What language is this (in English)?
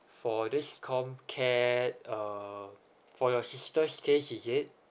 English